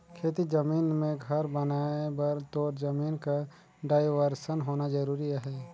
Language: Chhattisgarhi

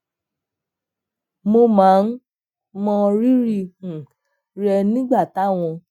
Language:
Yoruba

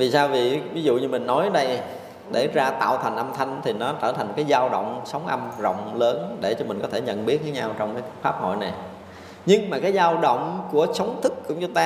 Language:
Vietnamese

